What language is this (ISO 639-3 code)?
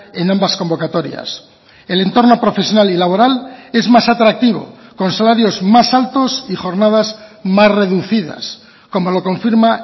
spa